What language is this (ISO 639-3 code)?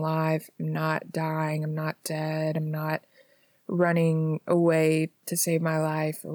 eng